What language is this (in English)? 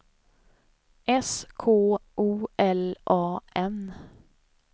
Swedish